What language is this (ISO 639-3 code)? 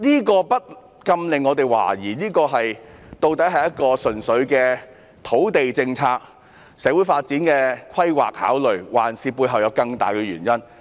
yue